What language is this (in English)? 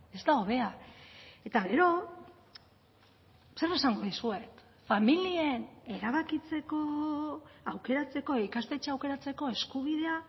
Basque